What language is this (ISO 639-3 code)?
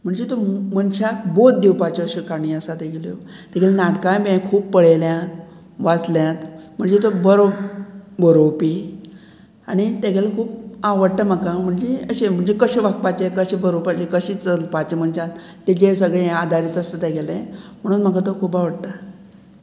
kok